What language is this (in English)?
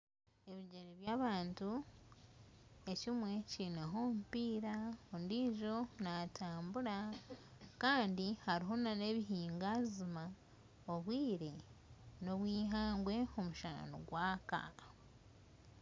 Nyankole